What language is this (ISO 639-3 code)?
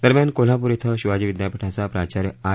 mar